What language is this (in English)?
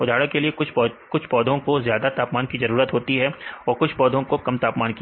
Hindi